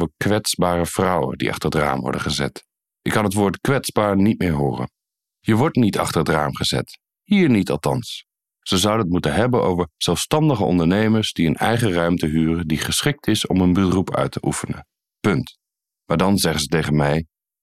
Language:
Dutch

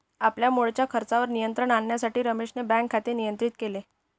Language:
Marathi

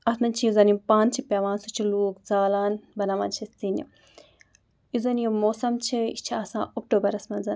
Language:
Kashmiri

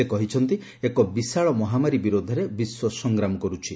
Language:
Odia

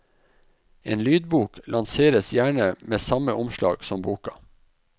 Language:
Norwegian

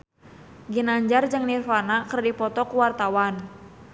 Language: Sundanese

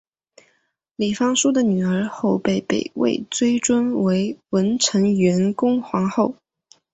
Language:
Chinese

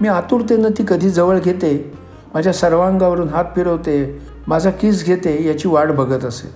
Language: Marathi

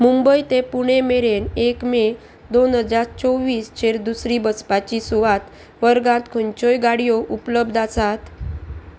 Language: Konkani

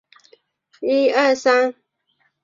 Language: Chinese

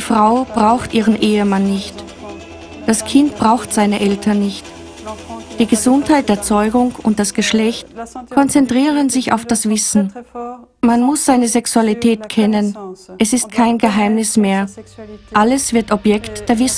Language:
German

